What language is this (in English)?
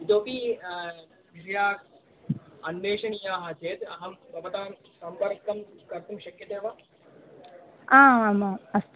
Sanskrit